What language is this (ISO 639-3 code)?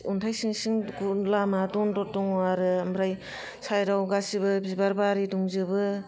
brx